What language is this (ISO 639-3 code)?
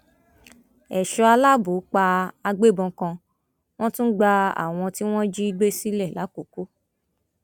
yor